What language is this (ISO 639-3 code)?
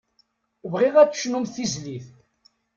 kab